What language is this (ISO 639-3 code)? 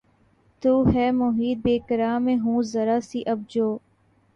urd